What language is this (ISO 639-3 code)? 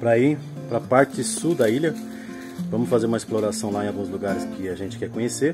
por